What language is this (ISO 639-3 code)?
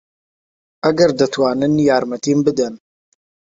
ckb